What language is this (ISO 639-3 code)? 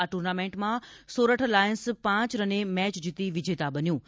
guj